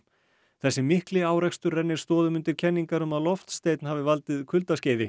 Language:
Icelandic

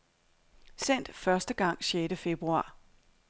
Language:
Danish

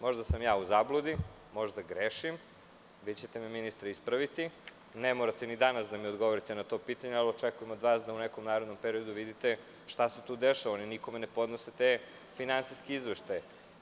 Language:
Serbian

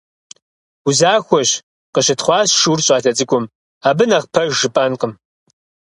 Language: Kabardian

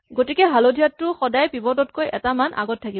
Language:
Assamese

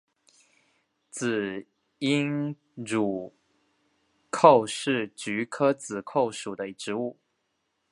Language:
Chinese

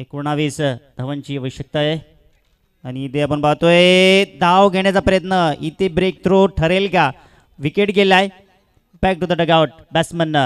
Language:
Hindi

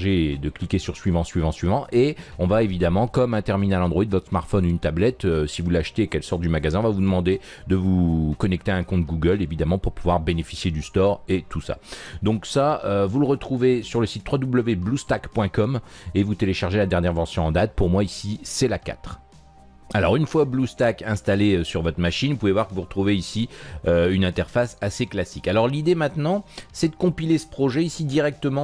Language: French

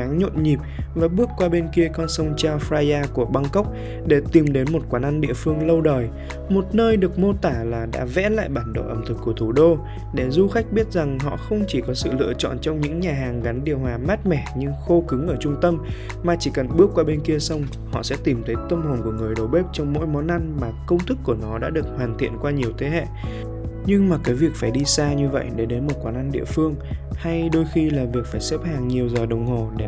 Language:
Vietnamese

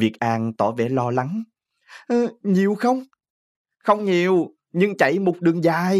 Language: Vietnamese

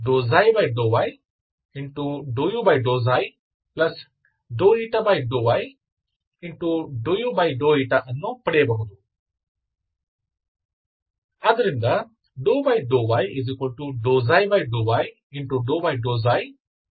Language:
Kannada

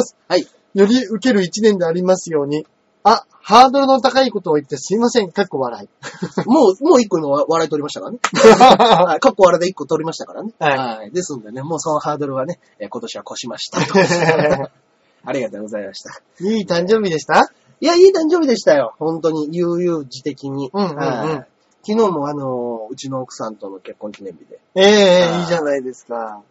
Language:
Japanese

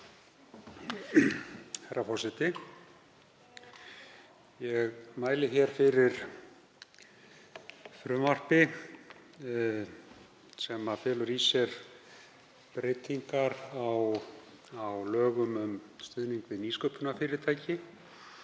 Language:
Icelandic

